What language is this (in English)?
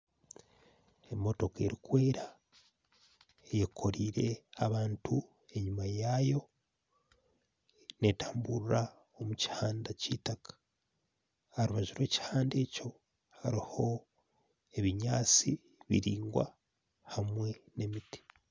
Nyankole